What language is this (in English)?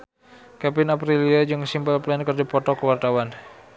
Sundanese